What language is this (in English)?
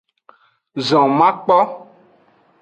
Aja (Benin)